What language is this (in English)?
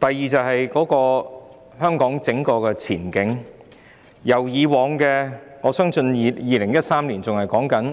Cantonese